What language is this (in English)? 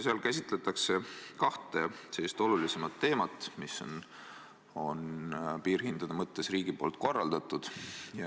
Estonian